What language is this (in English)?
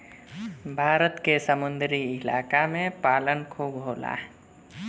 Bhojpuri